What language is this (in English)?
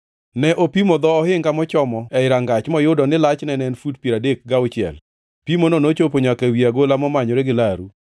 Luo (Kenya and Tanzania)